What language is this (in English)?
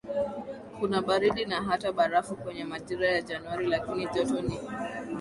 Swahili